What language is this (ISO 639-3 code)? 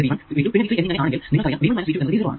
mal